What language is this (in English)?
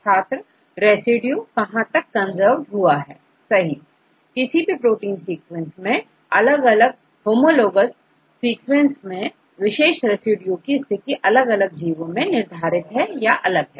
Hindi